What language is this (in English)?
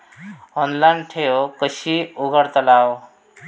Marathi